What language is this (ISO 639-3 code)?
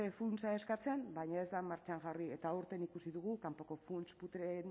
eus